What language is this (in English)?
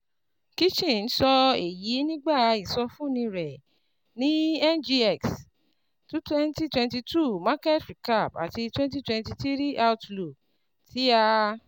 Yoruba